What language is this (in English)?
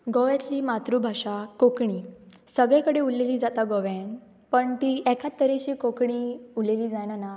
Konkani